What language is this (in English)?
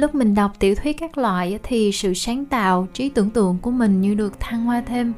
Vietnamese